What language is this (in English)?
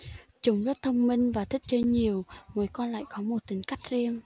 Vietnamese